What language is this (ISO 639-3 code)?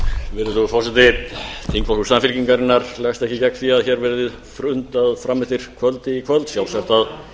isl